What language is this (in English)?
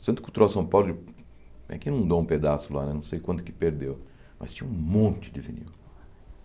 Portuguese